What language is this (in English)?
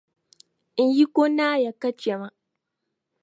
Dagbani